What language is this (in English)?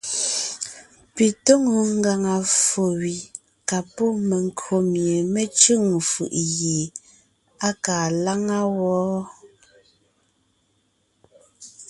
Ngiemboon